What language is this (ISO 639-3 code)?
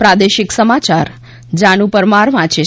guj